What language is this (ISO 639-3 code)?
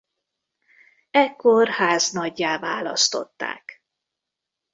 hun